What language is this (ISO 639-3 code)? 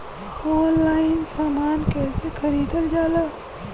bho